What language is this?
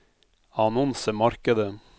Norwegian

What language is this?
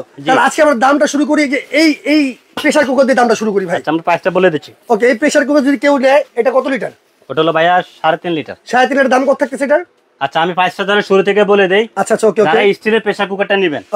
Bangla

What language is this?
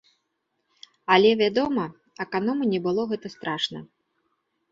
Belarusian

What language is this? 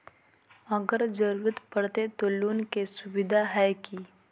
Magahi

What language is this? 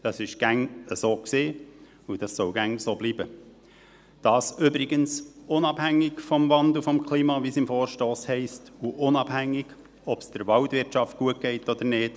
Swiss German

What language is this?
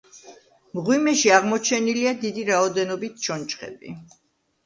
Georgian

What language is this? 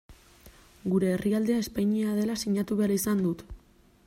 Basque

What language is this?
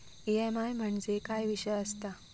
Marathi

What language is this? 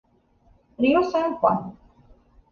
Italian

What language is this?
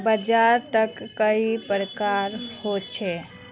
Magahi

